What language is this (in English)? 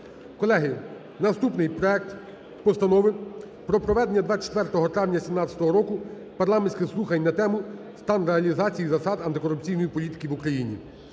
Ukrainian